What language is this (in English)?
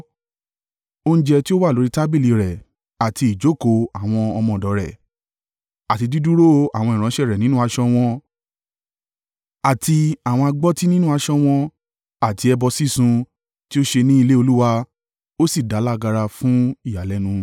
Yoruba